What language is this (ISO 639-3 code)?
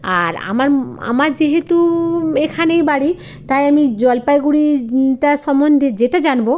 ben